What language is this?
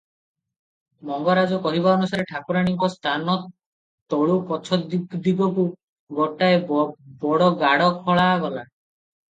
Odia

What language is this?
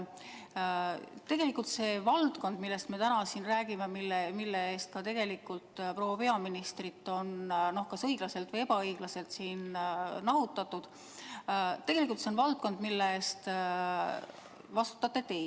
Estonian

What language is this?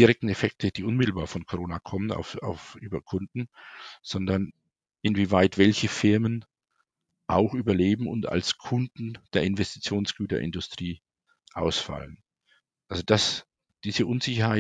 German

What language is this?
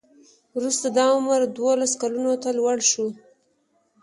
Pashto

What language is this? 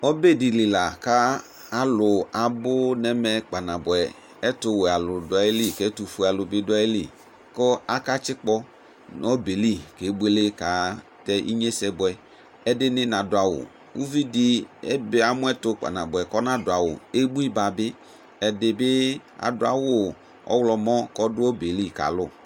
Ikposo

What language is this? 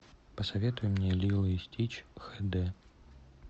Russian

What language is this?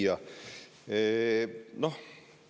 Estonian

